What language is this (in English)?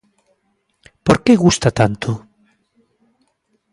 Galician